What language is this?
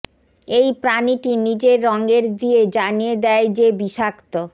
Bangla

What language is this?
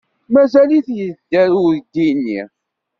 Kabyle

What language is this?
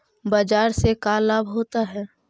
Magahi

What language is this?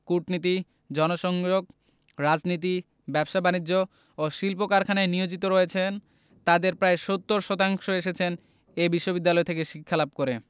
Bangla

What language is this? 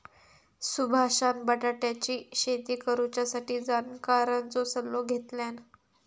Marathi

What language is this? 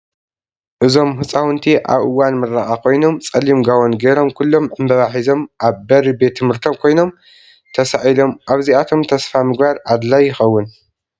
Tigrinya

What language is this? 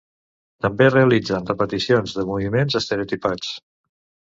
Catalan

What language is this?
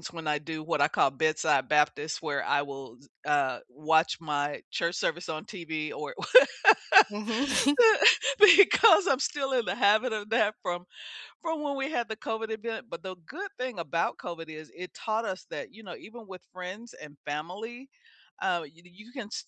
English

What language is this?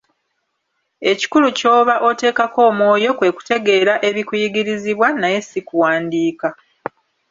Ganda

